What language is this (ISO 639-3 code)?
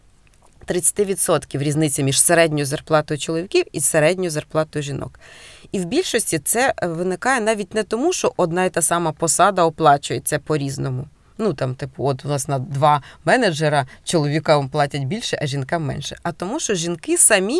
ukr